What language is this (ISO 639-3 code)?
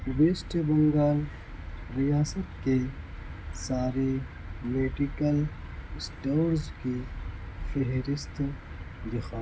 urd